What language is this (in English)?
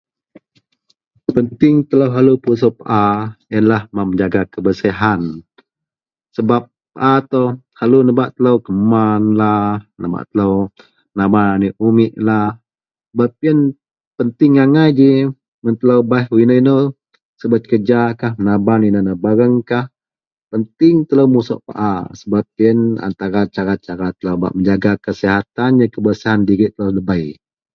Central Melanau